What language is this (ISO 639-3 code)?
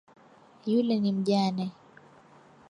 swa